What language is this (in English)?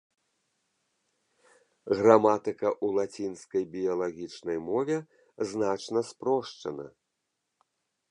Belarusian